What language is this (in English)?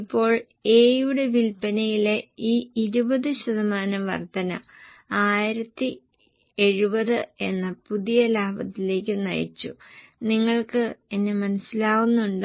Malayalam